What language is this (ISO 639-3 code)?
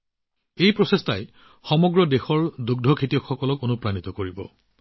asm